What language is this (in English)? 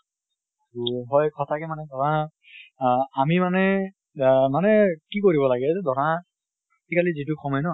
Assamese